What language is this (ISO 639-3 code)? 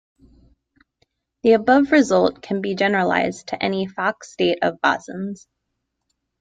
eng